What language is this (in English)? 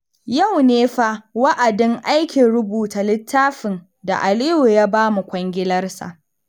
Hausa